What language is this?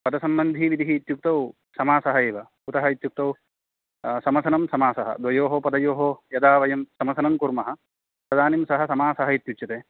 Sanskrit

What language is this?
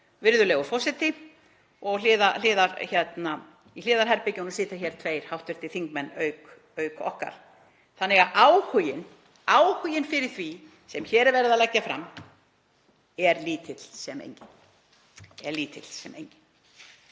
Icelandic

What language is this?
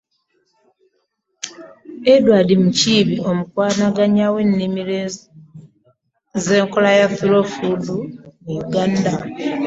Ganda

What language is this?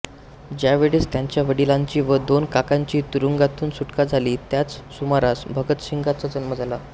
Marathi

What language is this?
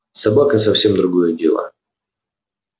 Russian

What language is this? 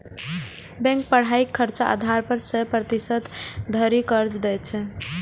Maithili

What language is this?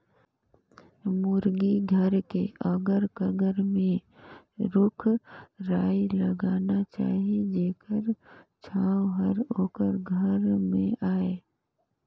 Chhattisgarhi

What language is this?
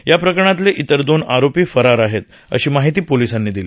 Marathi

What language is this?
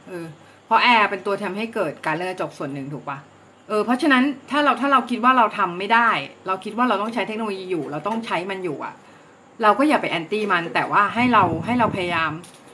Thai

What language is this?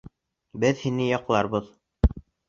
Bashkir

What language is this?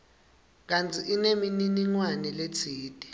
Swati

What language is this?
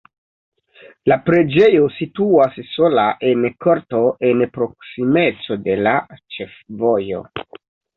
Esperanto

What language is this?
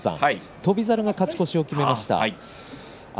Japanese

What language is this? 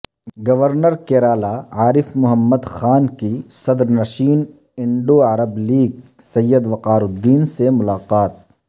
Urdu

